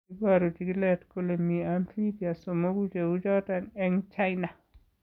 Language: Kalenjin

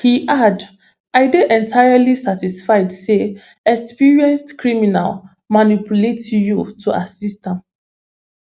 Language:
Nigerian Pidgin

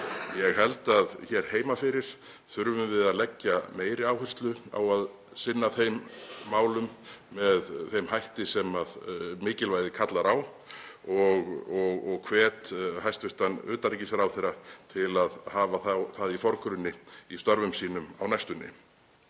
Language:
Icelandic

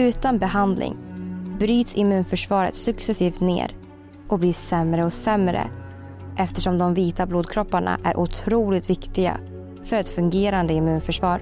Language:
Swedish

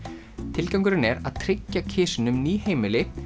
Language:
Icelandic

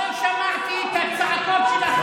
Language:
Hebrew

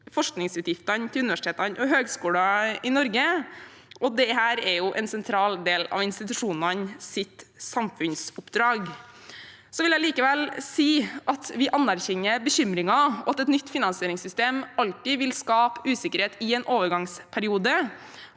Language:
Norwegian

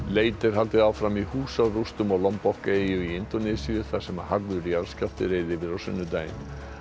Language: Icelandic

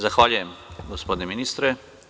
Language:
Serbian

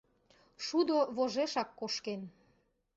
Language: Mari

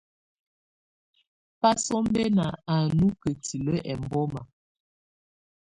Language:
Tunen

